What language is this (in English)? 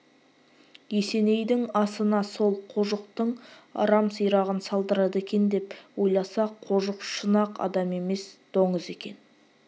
Kazakh